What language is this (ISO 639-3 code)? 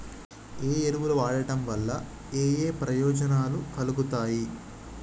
tel